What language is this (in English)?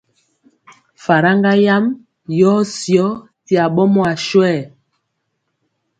Mpiemo